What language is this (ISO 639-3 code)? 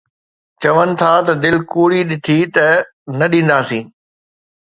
snd